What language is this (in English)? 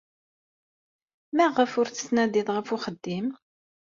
Kabyle